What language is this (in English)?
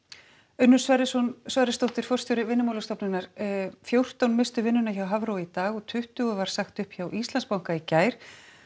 Icelandic